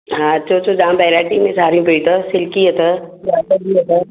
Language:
Sindhi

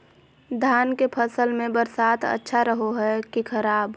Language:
Magahi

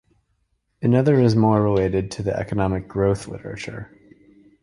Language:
English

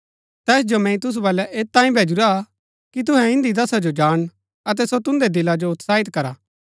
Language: Gaddi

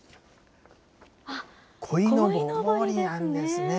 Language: Japanese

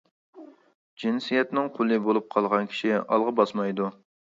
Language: Uyghur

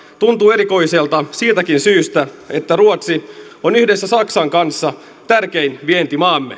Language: Finnish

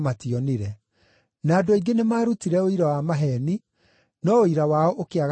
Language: Kikuyu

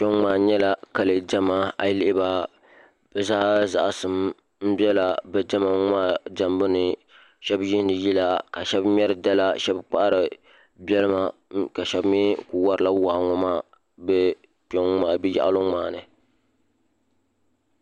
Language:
Dagbani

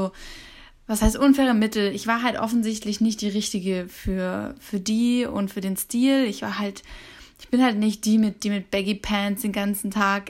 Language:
German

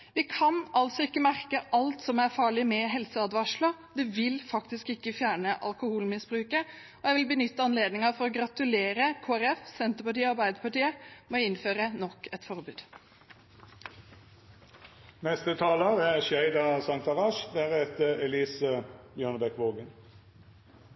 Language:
Norwegian Bokmål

